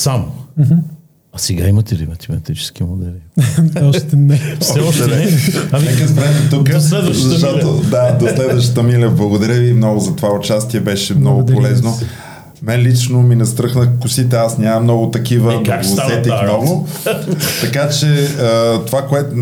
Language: Bulgarian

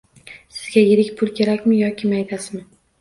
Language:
Uzbek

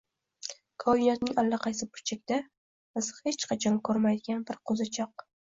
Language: Uzbek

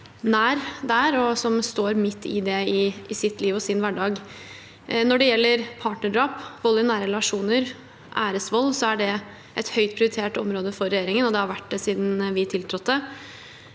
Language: Norwegian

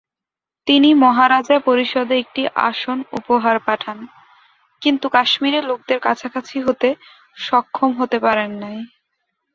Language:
Bangla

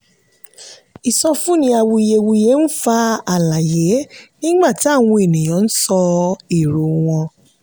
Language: Yoruba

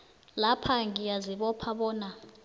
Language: South Ndebele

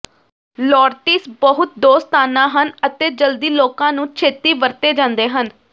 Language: Punjabi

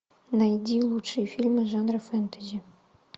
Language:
Russian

